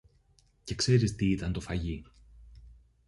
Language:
Greek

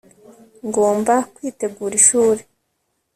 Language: Kinyarwanda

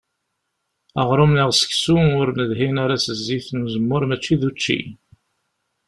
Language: Kabyle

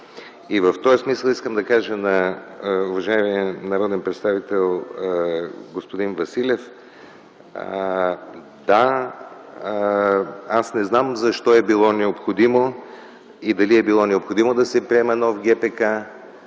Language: Bulgarian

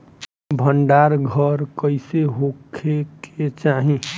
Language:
Bhojpuri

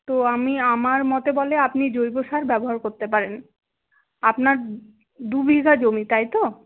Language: Bangla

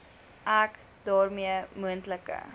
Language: Afrikaans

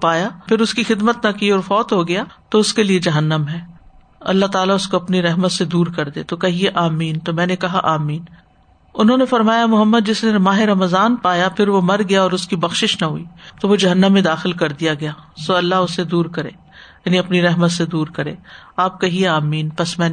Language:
Urdu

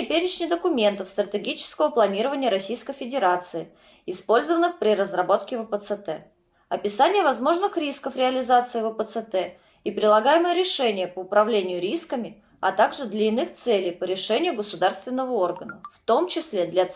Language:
Russian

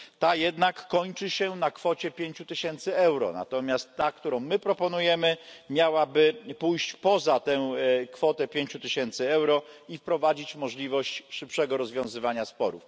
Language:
Polish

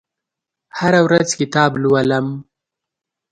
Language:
Pashto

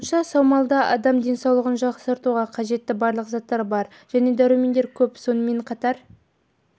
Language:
Kazakh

